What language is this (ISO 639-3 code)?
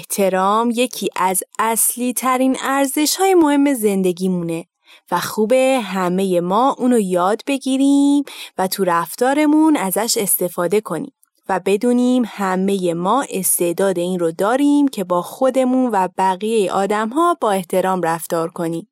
fas